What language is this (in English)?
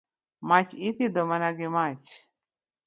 Luo (Kenya and Tanzania)